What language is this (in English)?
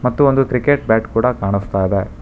Kannada